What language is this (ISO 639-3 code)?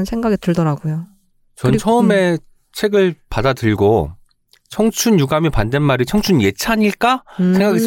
kor